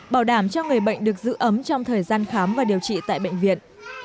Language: Vietnamese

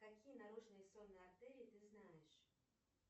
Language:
Russian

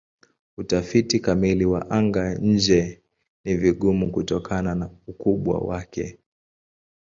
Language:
Swahili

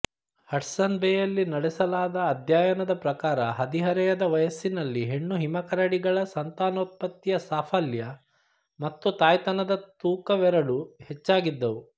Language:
Kannada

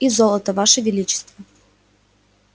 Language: Russian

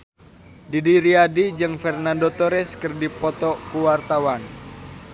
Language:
Sundanese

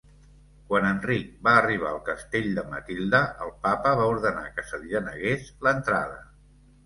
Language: Catalan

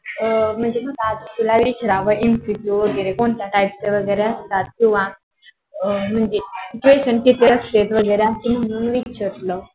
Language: Marathi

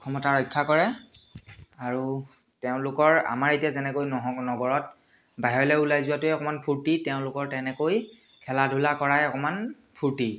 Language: Assamese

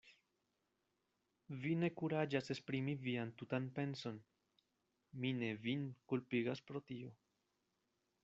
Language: Esperanto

